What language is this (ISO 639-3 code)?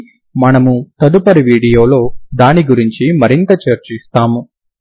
tel